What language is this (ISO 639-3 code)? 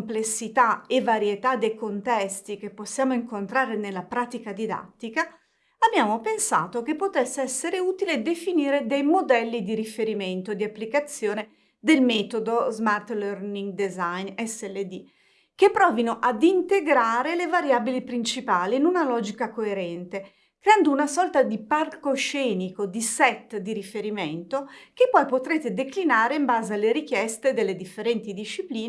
ita